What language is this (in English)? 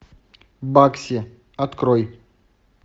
Russian